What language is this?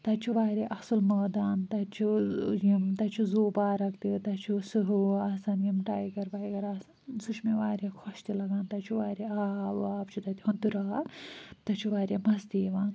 Kashmiri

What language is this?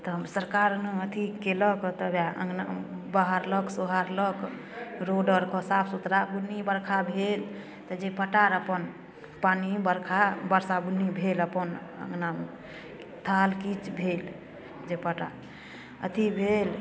Maithili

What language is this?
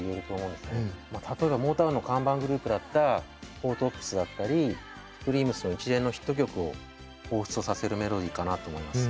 Japanese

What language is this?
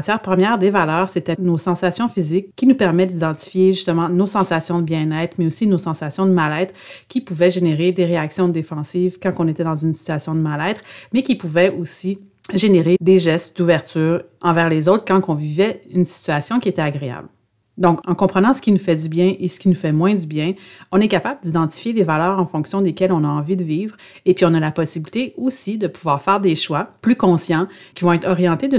French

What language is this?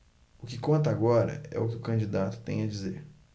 Portuguese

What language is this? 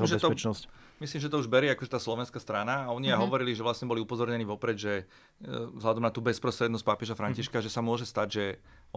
Slovak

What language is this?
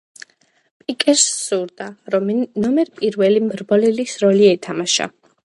Georgian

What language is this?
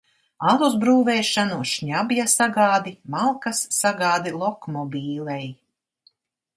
Latvian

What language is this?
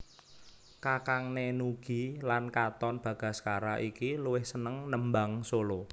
Javanese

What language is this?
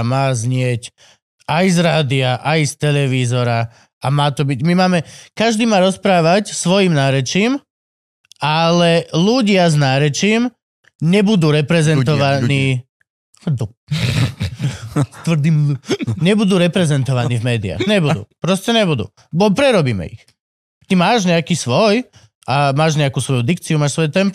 Slovak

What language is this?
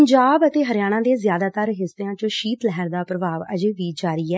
Punjabi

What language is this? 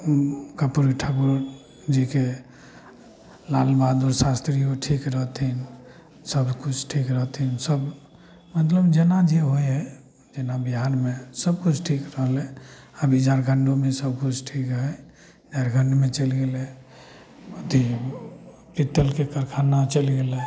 Maithili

